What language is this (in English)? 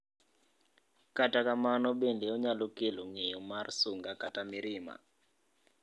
Luo (Kenya and Tanzania)